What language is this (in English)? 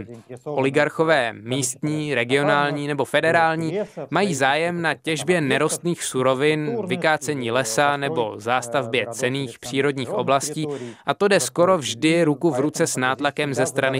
Czech